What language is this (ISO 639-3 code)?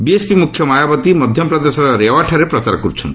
ori